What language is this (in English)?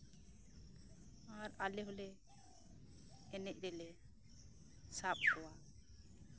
Santali